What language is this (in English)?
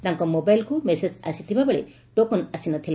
Odia